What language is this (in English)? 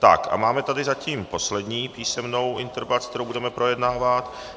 Czech